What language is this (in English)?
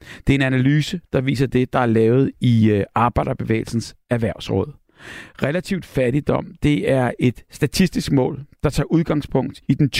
Danish